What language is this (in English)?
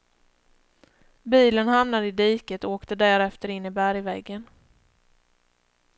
Swedish